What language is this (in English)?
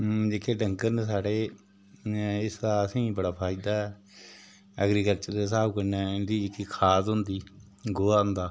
Dogri